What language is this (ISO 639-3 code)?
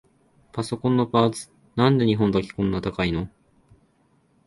jpn